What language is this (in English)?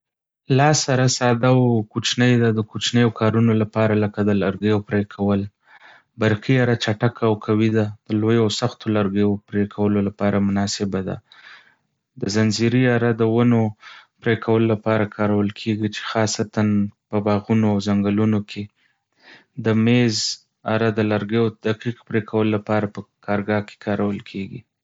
Pashto